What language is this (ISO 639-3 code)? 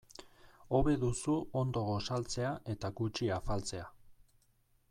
eus